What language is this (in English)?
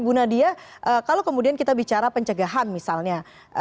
Indonesian